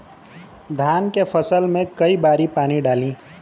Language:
Bhojpuri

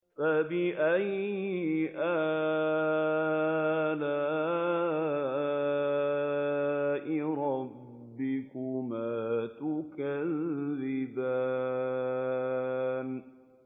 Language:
Arabic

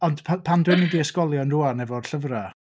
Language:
Welsh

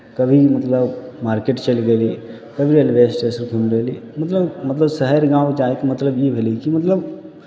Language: Maithili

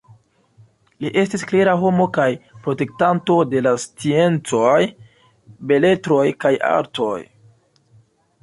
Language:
Esperanto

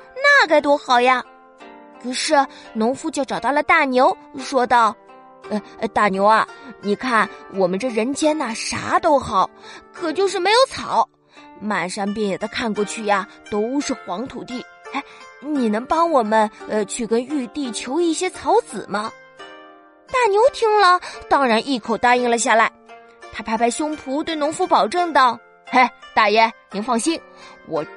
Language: Chinese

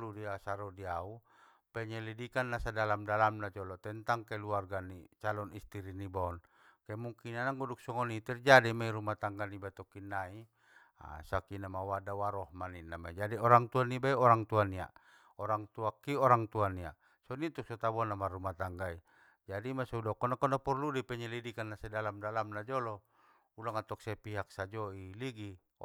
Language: Batak Mandailing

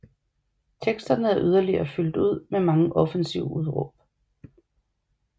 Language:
Danish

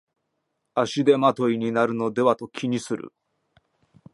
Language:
Japanese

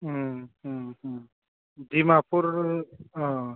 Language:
Bodo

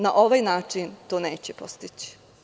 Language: Serbian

